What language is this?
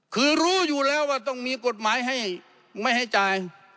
Thai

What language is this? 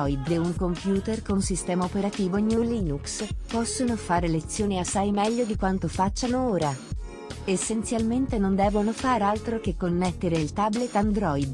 Italian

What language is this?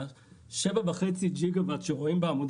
Hebrew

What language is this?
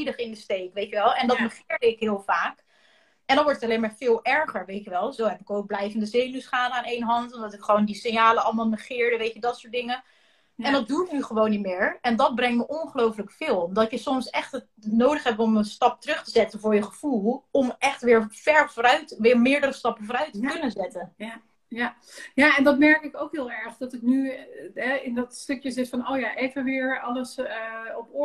Dutch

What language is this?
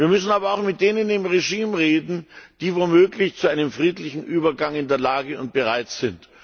German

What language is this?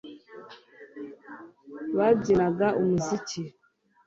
Kinyarwanda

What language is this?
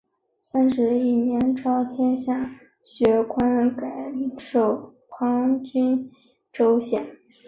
Chinese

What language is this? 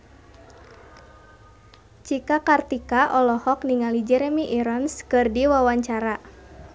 Sundanese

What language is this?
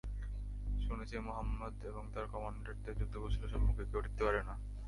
Bangla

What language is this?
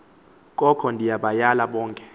Xhosa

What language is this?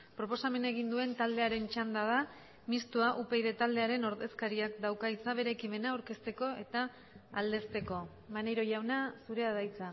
Basque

